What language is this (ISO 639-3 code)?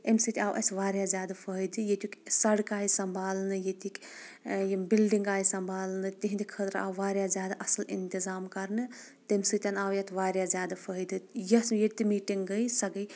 kas